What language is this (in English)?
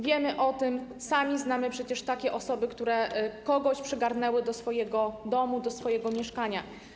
Polish